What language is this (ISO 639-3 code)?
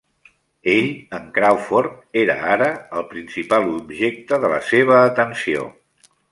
cat